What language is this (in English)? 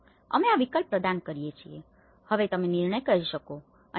Gujarati